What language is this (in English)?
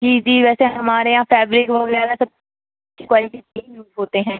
Urdu